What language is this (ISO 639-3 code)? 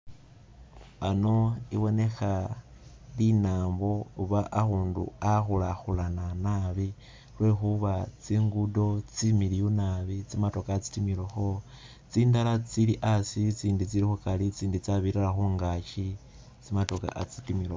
myx